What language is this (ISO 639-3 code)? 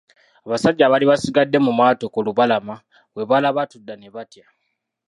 lug